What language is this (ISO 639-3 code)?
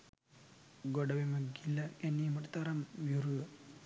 sin